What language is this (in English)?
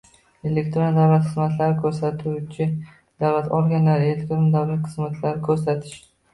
Uzbek